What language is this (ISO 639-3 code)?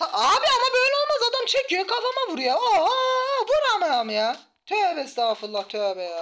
tur